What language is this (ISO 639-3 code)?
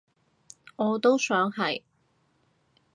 yue